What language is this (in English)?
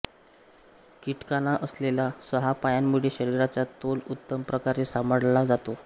Marathi